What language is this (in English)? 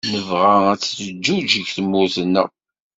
Kabyle